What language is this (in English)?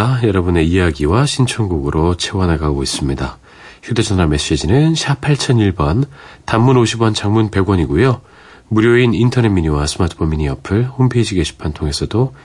Korean